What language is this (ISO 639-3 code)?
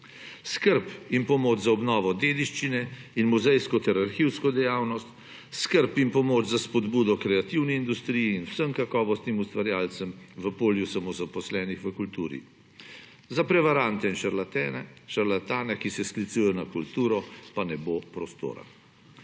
slv